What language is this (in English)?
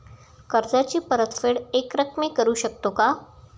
Marathi